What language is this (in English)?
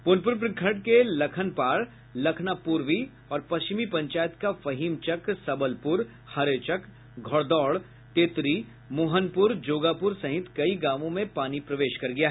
Hindi